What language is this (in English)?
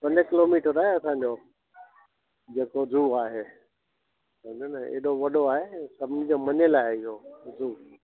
Sindhi